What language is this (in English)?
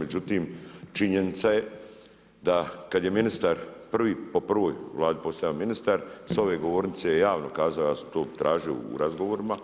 Croatian